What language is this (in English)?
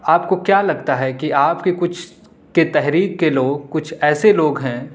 Urdu